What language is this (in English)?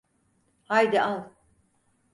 Turkish